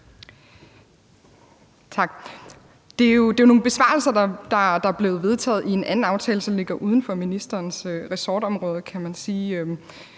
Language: Danish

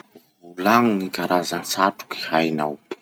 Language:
Masikoro Malagasy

